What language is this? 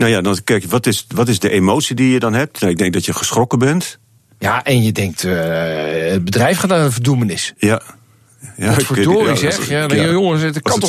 Dutch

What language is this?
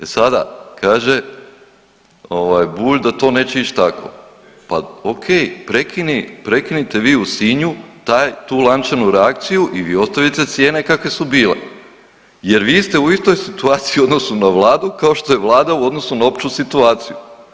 Croatian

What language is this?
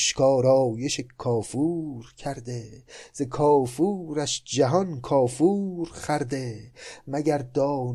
Persian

